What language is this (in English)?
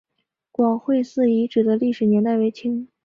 Chinese